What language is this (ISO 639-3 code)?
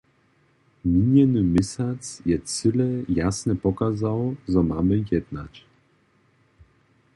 hsb